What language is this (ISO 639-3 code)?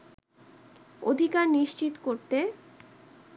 ben